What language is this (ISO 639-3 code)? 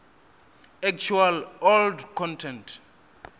ven